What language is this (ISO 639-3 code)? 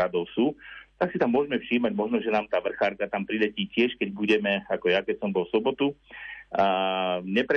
slk